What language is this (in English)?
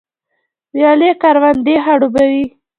Pashto